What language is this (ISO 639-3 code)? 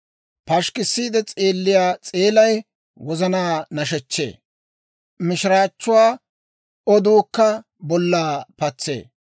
dwr